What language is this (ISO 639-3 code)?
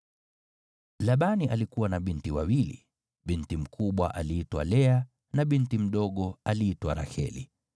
swa